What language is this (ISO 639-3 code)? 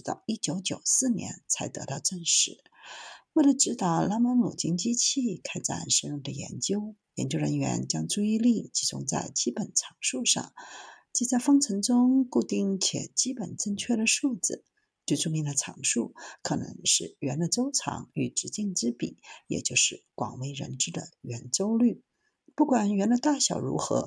zho